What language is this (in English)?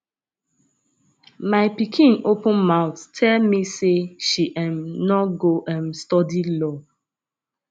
Nigerian Pidgin